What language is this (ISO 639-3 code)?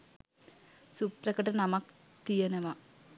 sin